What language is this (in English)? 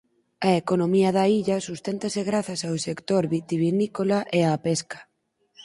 Galician